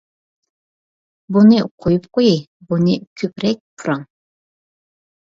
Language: Uyghur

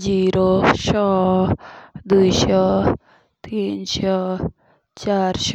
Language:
Jaunsari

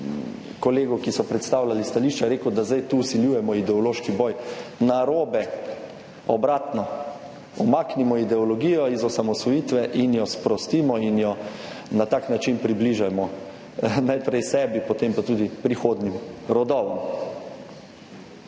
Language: Slovenian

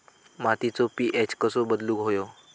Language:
Marathi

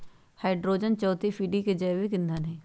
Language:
Magahi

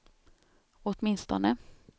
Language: Swedish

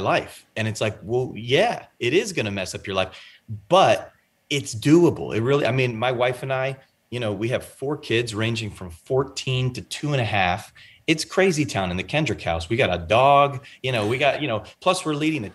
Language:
English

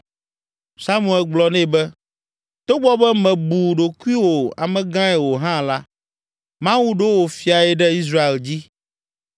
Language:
Ewe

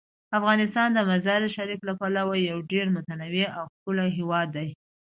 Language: Pashto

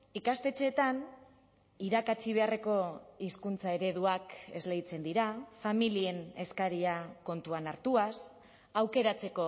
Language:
Basque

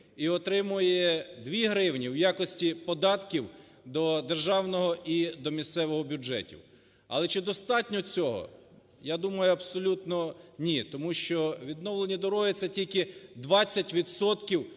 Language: Ukrainian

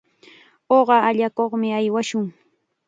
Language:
Chiquián Ancash Quechua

